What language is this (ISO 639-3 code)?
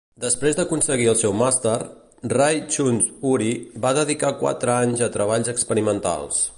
cat